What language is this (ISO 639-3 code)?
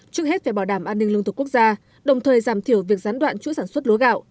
vie